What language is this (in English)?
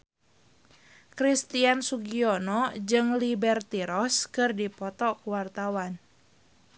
Sundanese